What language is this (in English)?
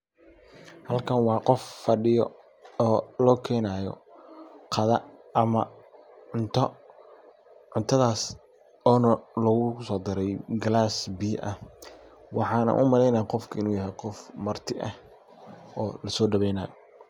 Somali